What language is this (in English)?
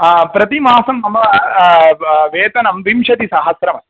Sanskrit